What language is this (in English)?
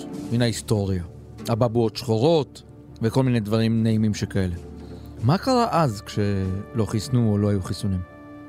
Hebrew